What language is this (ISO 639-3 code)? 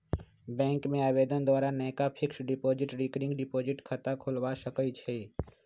mag